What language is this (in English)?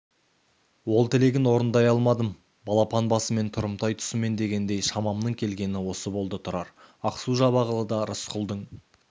Kazakh